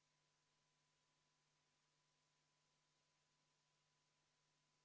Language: Estonian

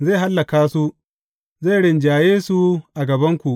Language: Hausa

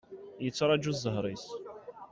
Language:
Kabyle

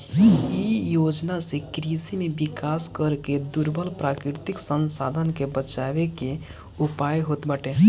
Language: Bhojpuri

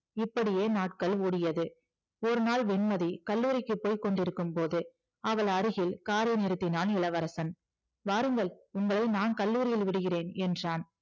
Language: Tamil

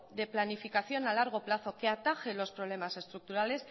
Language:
Spanish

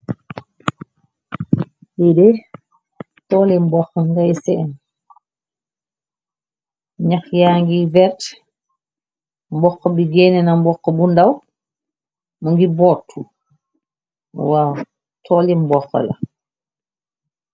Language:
Wolof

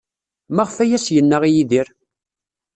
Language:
Kabyle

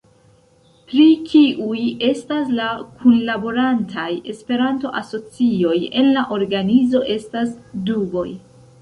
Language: Esperanto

